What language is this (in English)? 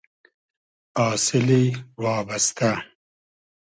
Hazaragi